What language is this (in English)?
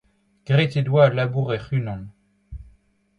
Breton